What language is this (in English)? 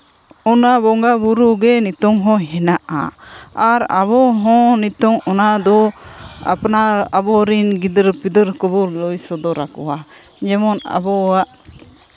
Santali